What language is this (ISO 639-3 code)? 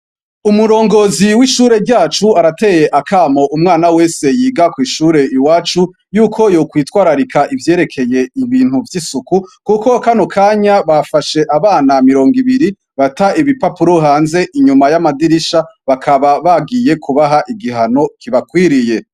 run